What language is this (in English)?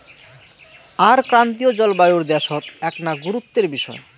Bangla